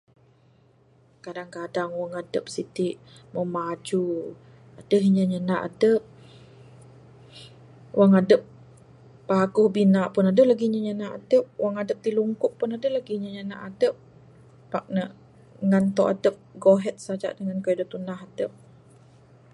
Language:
Bukar-Sadung Bidayuh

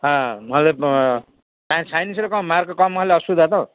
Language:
Odia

